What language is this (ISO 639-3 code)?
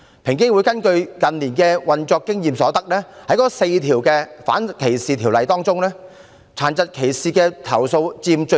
yue